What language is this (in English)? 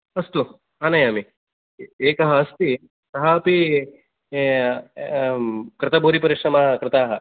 Sanskrit